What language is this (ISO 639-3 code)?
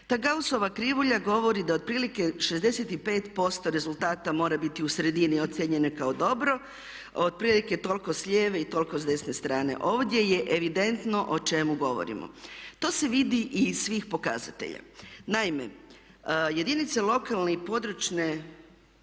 hrv